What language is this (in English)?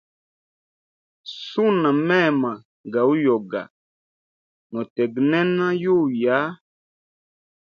Hemba